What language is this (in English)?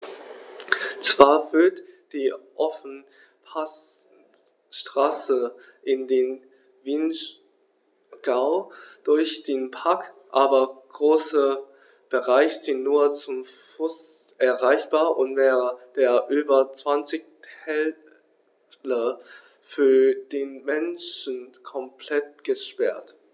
German